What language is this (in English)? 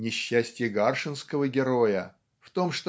Russian